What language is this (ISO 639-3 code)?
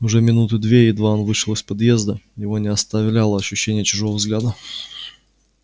rus